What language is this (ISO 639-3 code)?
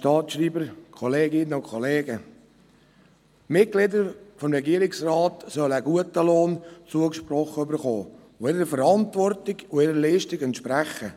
gsw